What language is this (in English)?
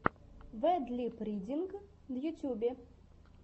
Russian